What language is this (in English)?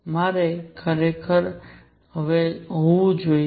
Gujarati